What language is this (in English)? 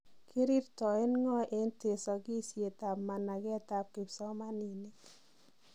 Kalenjin